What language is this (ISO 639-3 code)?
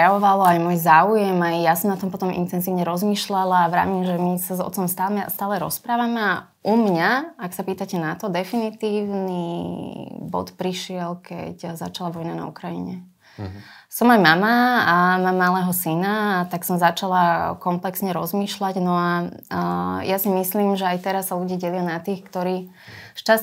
slk